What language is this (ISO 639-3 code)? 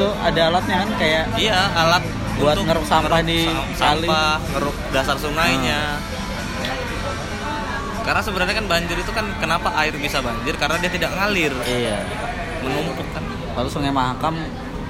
ind